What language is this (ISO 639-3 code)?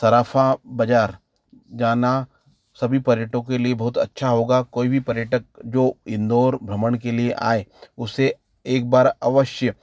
hin